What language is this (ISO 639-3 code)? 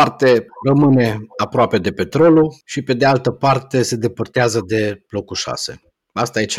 ron